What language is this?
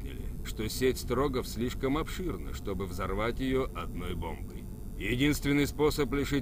Russian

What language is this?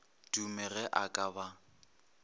Northern Sotho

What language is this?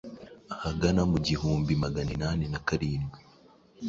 Kinyarwanda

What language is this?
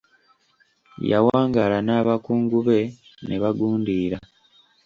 Ganda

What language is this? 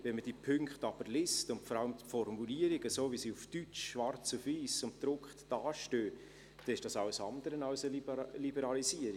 Swiss German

